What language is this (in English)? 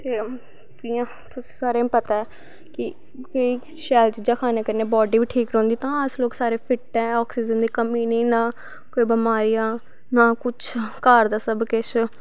Dogri